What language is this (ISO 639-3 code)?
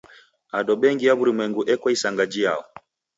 dav